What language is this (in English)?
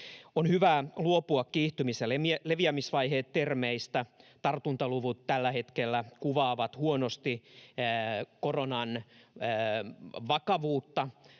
Finnish